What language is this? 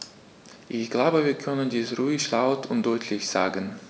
German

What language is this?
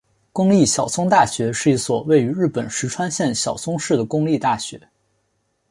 Chinese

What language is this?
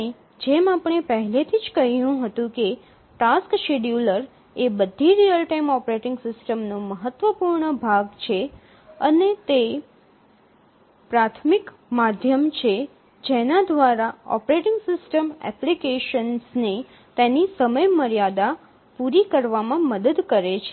Gujarati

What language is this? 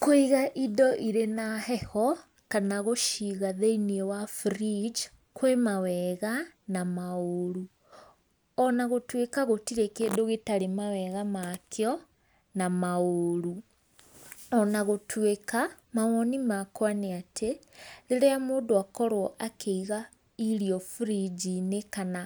Kikuyu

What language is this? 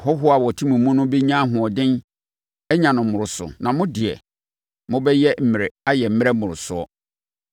Akan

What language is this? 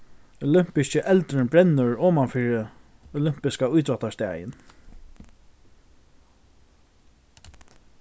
Faroese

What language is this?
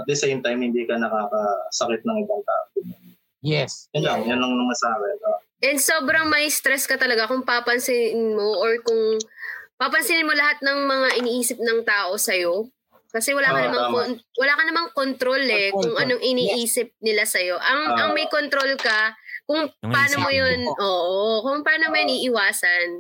Filipino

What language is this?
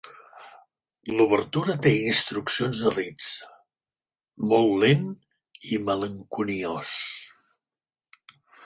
Catalan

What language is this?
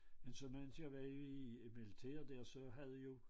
Danish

